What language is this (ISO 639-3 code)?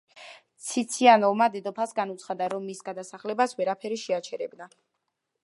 kat